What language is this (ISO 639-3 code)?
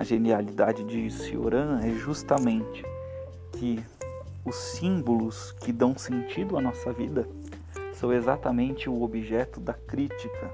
por